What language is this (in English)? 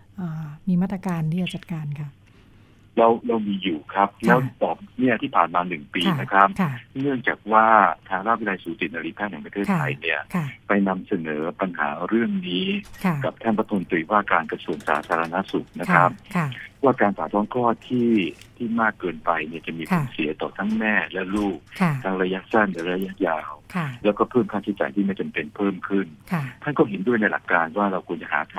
Thai